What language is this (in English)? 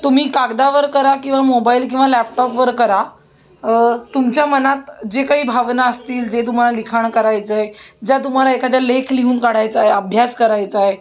Marathi